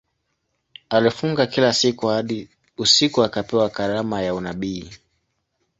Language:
Swahili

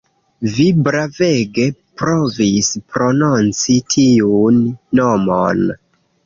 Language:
Esperanto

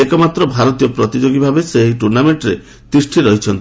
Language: Odia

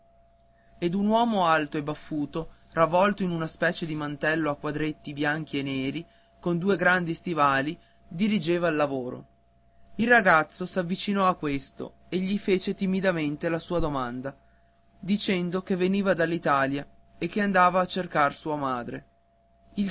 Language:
Italian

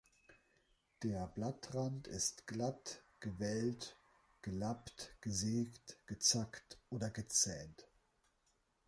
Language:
German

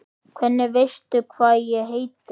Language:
Icelandic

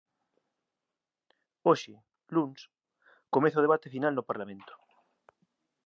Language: Galician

